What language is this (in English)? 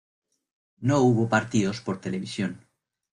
Spanish